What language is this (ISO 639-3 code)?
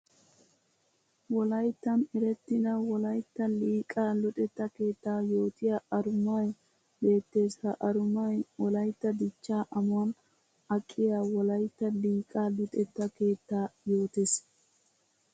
wal